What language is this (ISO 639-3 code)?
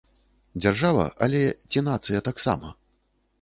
bel